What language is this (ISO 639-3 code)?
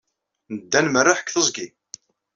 kab